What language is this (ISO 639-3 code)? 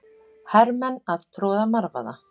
isl